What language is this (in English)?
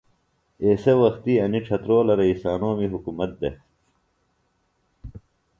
Phalura